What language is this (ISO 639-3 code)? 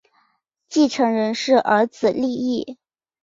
zho